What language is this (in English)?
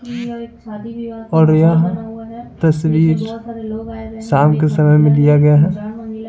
Hindi